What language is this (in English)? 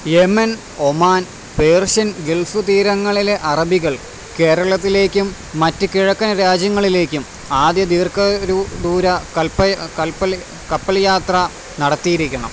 Malayalam